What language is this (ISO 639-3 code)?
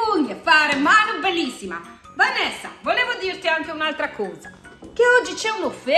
ita